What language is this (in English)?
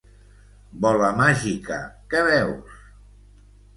Catalan